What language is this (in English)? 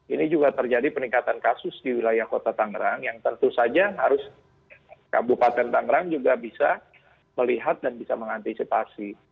Indonesian